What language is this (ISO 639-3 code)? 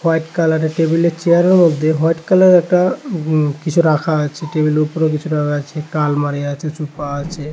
ben